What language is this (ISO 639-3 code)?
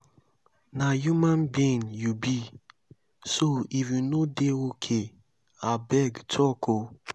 pcm